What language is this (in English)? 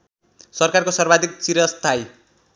Nepali